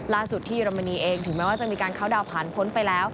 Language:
Thai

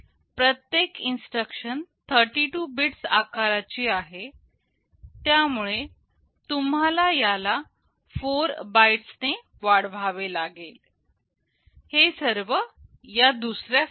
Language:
Marathi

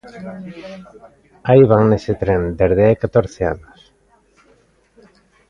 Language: Galician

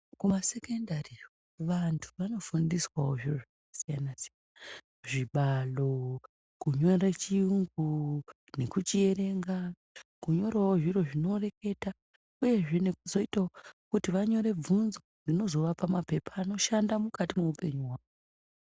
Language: Ndau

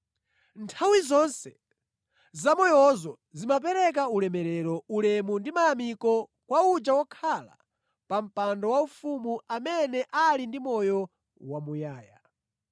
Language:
Nyanja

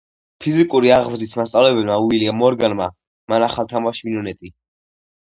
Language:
Georgian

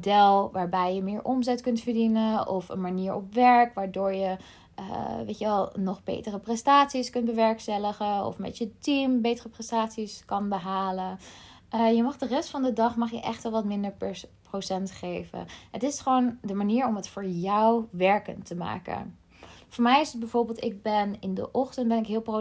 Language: Dutch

